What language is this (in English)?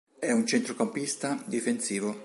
Italian